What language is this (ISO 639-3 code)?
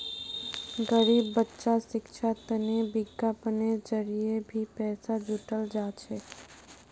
mag